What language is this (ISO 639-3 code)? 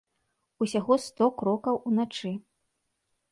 bel